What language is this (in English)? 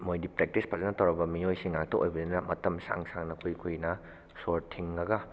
Manipuri